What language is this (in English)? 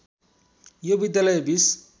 Nepali